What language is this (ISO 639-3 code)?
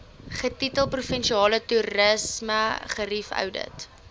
afr